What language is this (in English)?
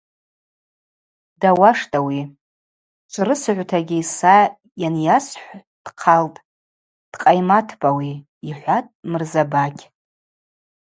Abaza